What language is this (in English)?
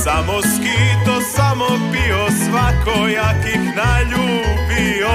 Croatian